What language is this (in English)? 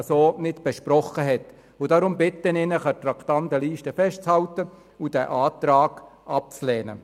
Swiss German